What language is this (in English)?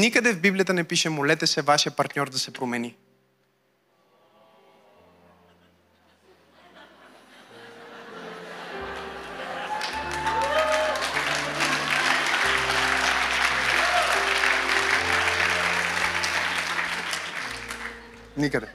Bulgarian